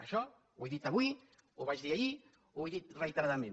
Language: Catalan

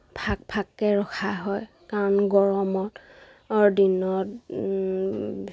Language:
Assamese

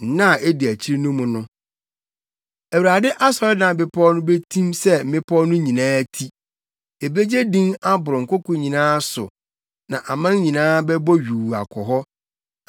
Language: Akan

